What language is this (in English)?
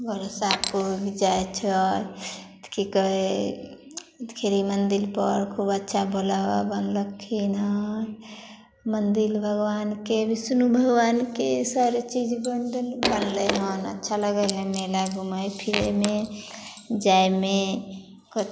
Maithili